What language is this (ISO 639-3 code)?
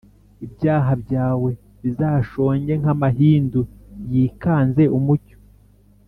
kin